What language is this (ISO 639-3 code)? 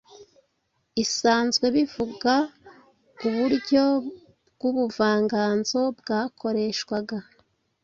kin